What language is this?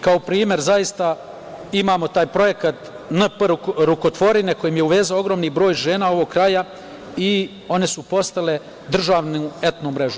Serbian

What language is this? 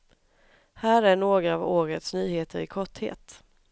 Swedish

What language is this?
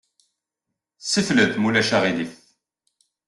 Kabyle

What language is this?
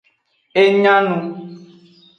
Aja (Benin)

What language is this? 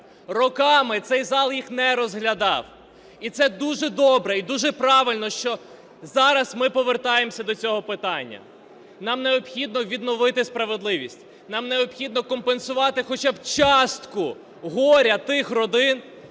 Ukrainian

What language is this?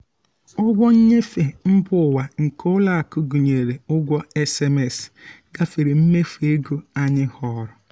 Igbo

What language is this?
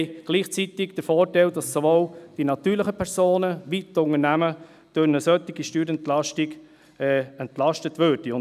Swiss German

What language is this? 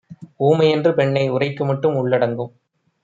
Tamil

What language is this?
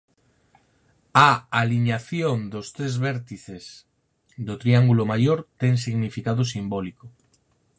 Galician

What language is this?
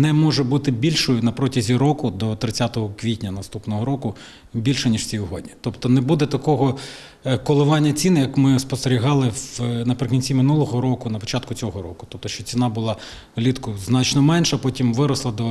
Ukrainian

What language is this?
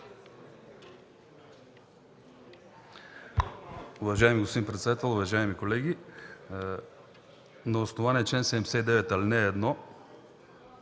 Bulgarian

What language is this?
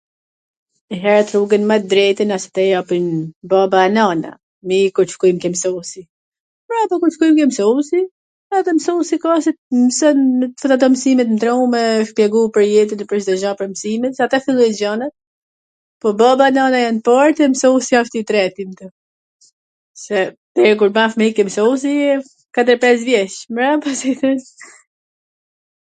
Gheg Albanian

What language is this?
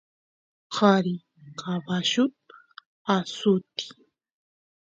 Santiago del Estero Quichua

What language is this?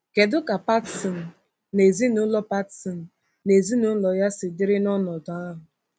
Igbo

